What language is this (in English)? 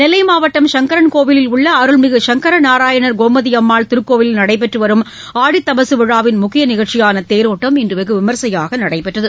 Tamil